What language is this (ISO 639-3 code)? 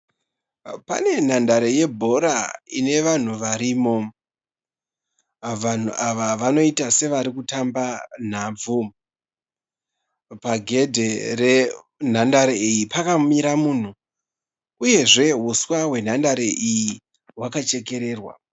sna